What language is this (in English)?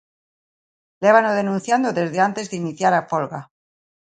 Galician